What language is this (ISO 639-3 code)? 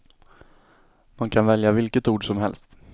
swe